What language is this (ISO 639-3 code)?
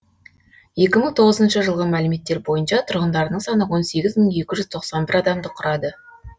kaz